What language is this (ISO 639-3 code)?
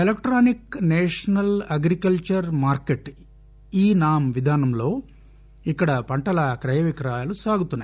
tel